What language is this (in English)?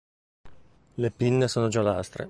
Italian